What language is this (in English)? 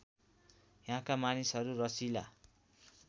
Nepali